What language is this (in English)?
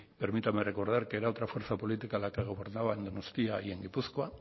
Spanish